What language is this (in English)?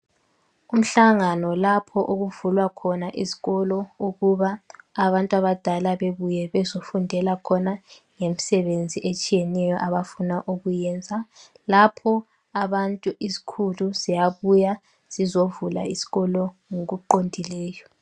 North Ndebele